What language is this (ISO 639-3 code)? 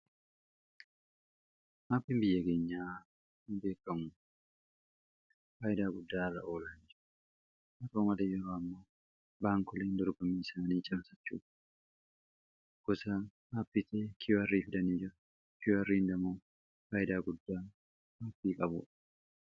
orm